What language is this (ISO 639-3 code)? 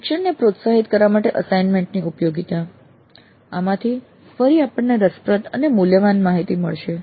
guj